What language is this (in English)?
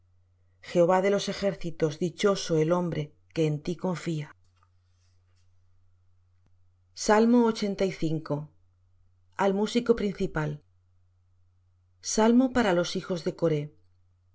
Spanish